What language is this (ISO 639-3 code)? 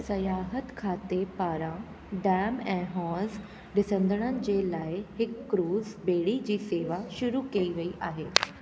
snd